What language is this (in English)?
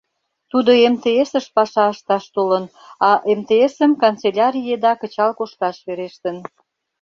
Mari